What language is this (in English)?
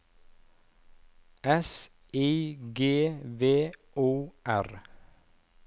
Norwegian